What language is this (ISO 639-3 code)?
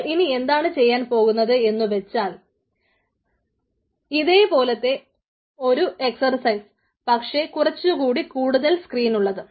mal